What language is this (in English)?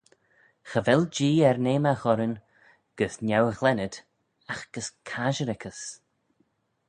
Manx